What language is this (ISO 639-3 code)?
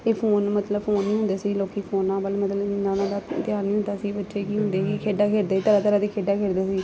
pan